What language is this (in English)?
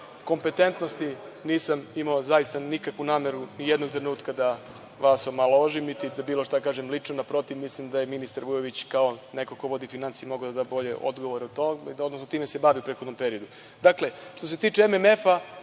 Serbian